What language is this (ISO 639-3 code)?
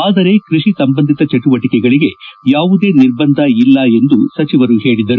kan